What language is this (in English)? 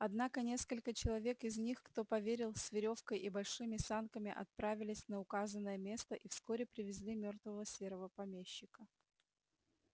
Russian